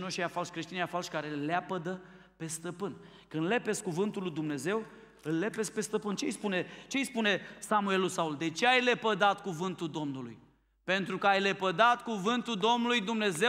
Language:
Romanian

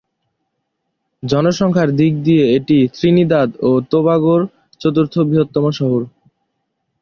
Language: Bangla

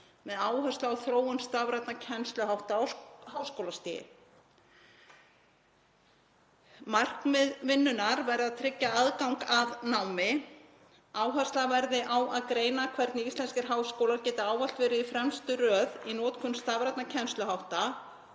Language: Icelandic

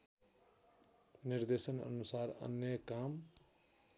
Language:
Nepali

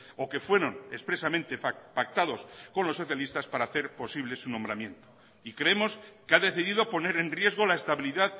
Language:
Spanish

